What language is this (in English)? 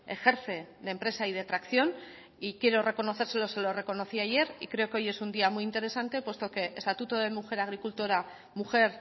Spanish